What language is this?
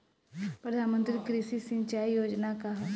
Bhojpuri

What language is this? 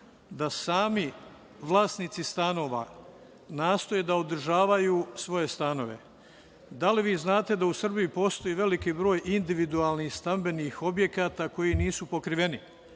Serbian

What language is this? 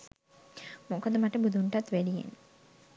Sinhala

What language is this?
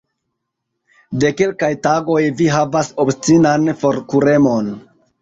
Esperanto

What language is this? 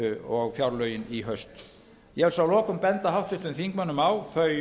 Icelandic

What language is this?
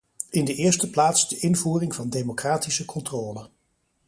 Dutch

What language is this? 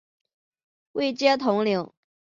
Chinese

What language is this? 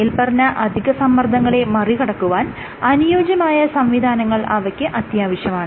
Malayalam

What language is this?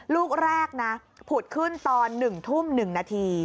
Thai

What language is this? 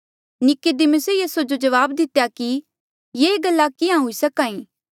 Mandeali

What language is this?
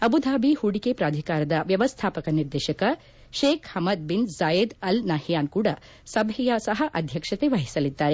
Kannada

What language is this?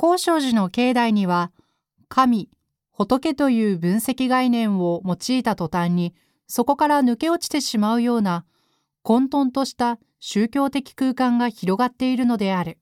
Japanese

